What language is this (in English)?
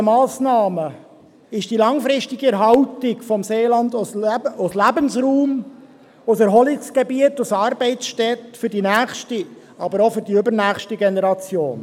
Swiss German